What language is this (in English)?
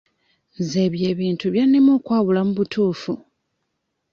Ganda